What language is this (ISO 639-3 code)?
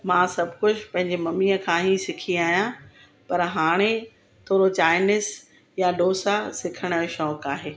snd